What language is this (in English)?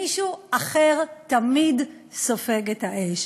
Hebrew